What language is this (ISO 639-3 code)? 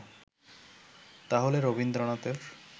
ben